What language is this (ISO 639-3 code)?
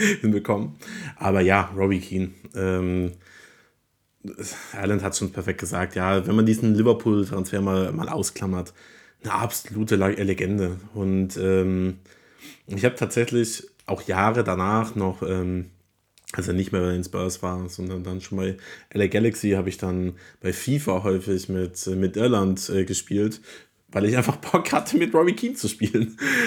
deu